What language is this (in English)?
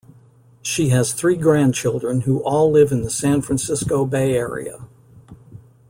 English